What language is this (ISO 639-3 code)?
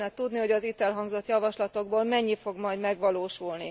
hun